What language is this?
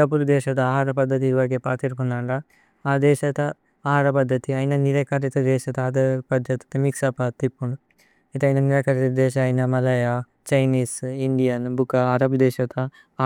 Tulu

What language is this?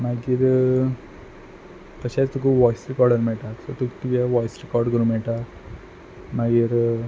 Konkani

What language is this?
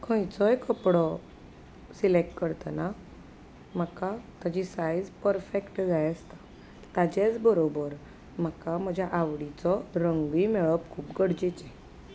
Konkani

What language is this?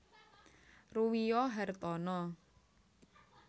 Javanese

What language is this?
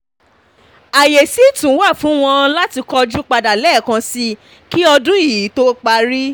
Yoruba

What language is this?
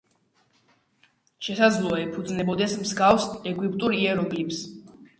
Georgian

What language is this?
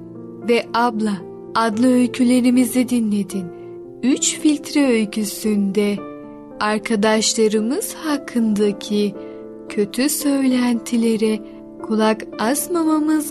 Turkish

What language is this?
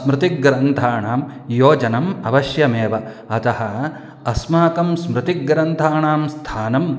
Sanskrit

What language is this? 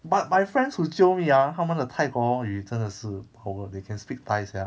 English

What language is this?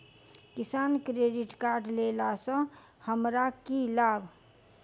Maithili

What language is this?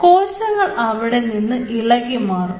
Malayalam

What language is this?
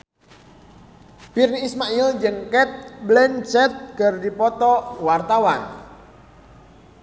Sundanese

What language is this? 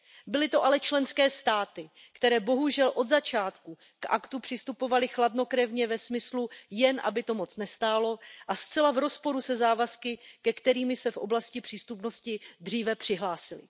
Czech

